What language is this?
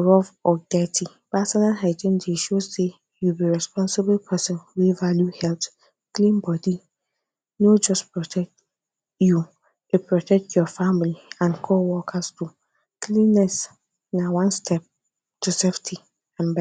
Nigerian Pidgin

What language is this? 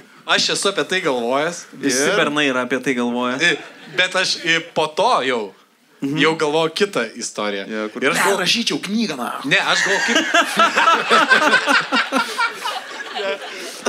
Lithuanian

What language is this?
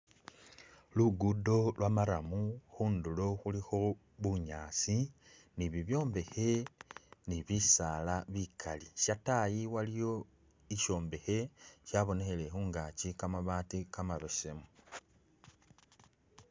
Masaaba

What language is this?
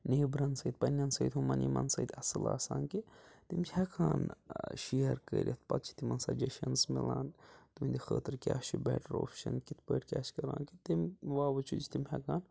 Kashmiri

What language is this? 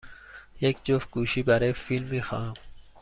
Persian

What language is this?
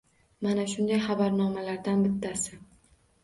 Uzbek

